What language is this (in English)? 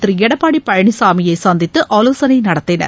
Tamil